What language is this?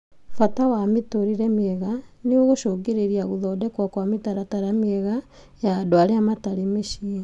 Kikuyu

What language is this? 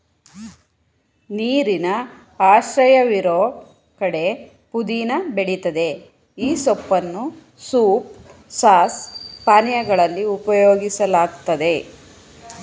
Kannada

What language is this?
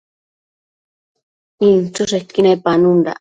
Matsés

